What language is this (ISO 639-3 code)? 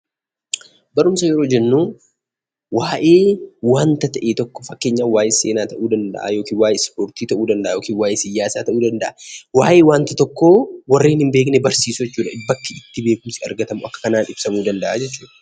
orm